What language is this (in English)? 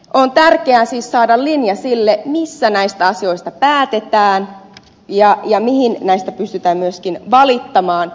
Finnish